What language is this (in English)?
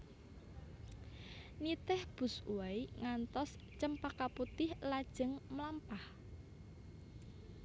Javanese